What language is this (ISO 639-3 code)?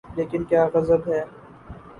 urd